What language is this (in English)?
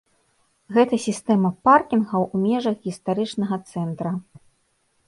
Belarusian